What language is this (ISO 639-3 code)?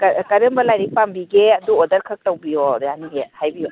mni